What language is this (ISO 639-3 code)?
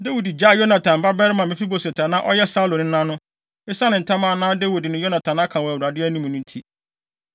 aka